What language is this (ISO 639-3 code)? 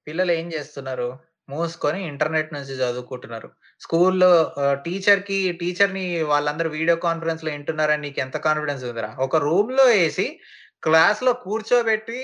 tel